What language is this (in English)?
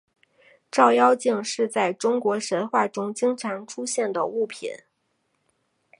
Chinese